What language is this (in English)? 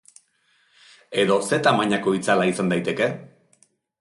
Basque